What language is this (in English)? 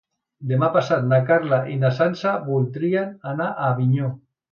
Catalan